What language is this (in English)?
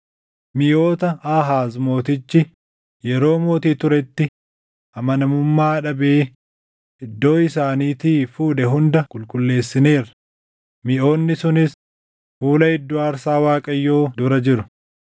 Oromo